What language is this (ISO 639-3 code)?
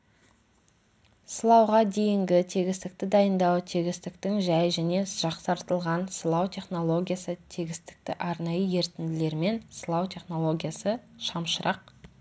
kaz